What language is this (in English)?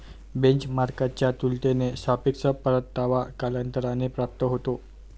Marathi